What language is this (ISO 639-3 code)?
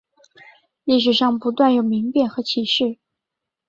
zho